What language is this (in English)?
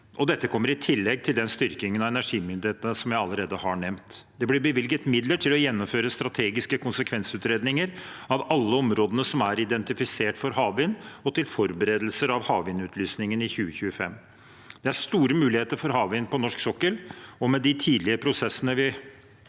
Norwegian